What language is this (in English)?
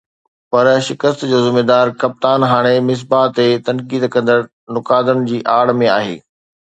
Sindhi